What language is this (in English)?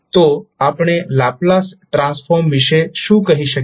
Gujarati